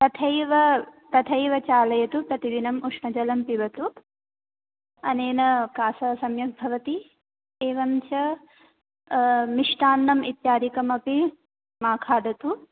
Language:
Sanskrit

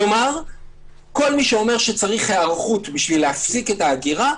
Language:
Hebrew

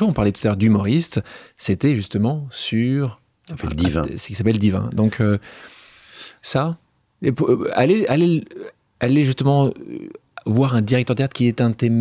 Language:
French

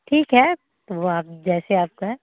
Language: Hindi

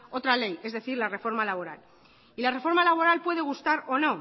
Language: Spanish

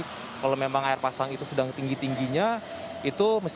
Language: Indonesian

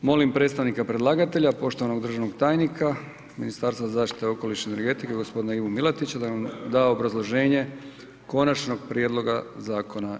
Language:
Croatian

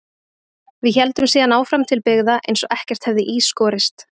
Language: Icelandic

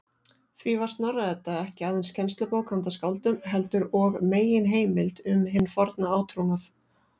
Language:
Icelandic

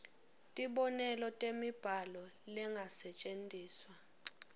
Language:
Swati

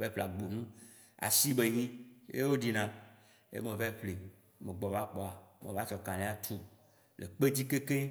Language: Waci Gbe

